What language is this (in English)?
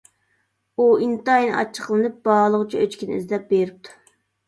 Uyghur